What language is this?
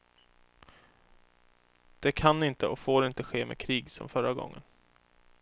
Swedish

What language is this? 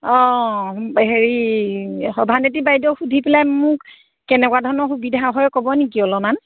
Assamese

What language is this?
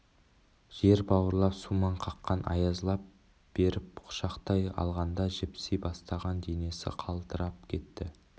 Kazakh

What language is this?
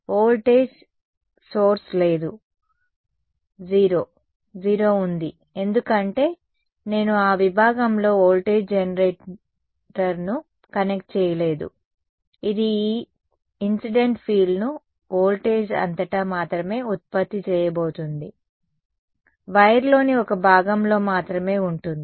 Telugu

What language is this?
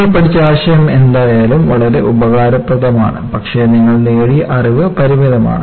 Malayalam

